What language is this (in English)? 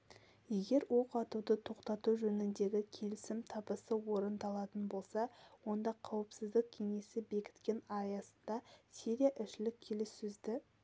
Kazakh